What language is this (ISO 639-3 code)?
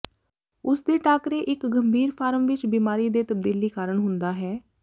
pan